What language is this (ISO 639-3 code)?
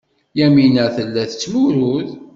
kab